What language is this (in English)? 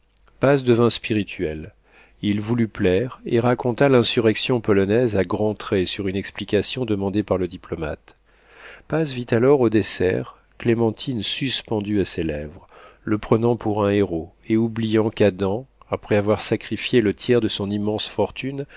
French